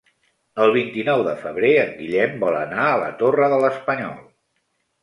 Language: Catalan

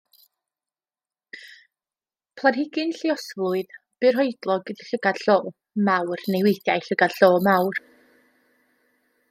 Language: Welsh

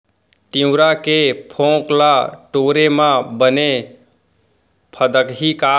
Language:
Chhattisgarhi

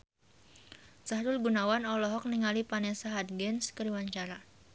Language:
Sundanese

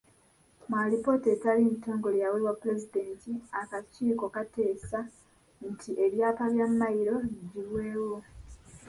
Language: Ganda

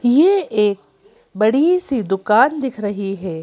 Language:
Hindi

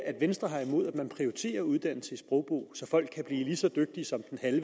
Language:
Danish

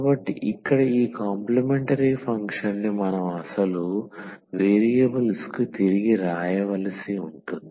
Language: Telugu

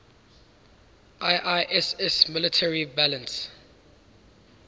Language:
English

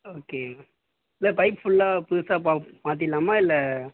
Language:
Tamil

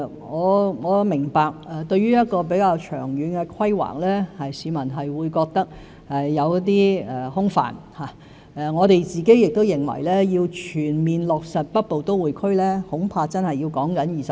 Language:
Cantonese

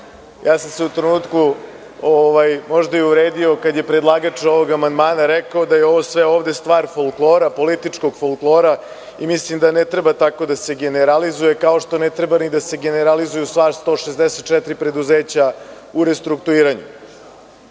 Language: Serbian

